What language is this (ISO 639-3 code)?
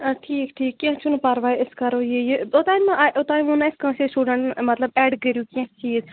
kas